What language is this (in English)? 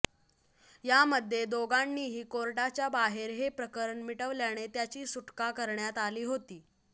Marathi